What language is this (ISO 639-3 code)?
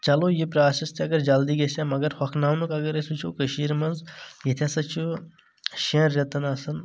kas